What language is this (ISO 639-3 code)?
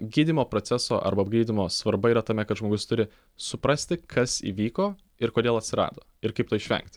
lit